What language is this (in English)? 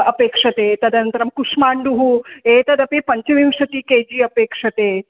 Sanskrit